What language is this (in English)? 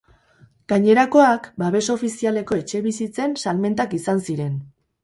Basque